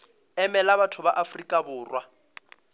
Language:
Northern Sotho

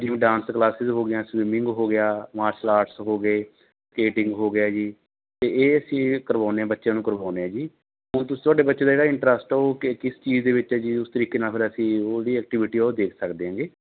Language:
Punjabi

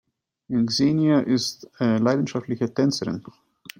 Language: German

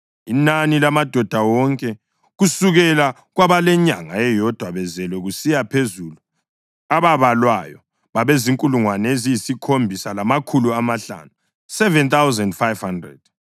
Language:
North Ndebele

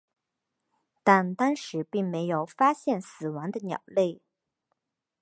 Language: Chinese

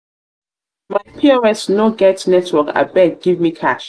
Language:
Nigerian Pidgin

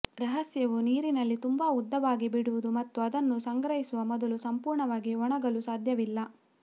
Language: Kannada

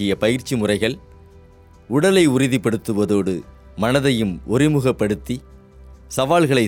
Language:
Tamil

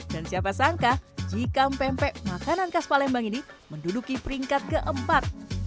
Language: Indonesian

